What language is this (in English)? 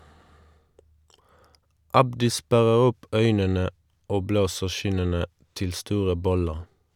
Norwegian